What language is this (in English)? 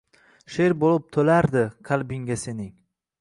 Uzbek